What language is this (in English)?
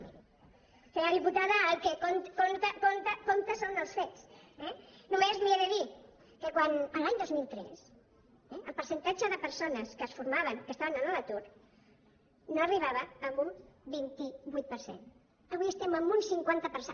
Catalan